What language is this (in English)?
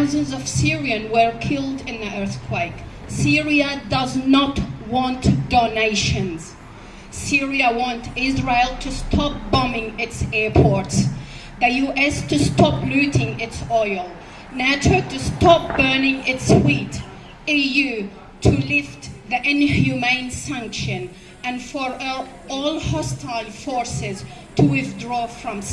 English